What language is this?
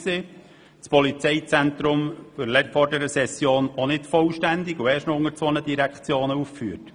Swiss German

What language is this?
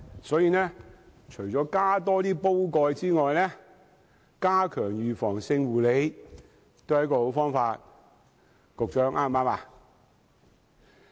Cantonese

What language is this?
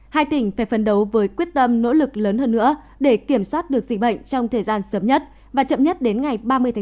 Vietnamese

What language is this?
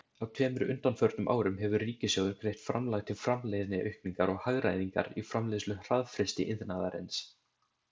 Icelandic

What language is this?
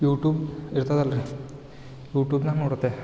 Kannada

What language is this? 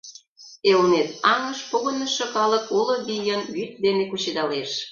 Mari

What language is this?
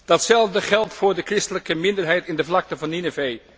Dutch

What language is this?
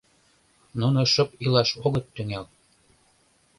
Mari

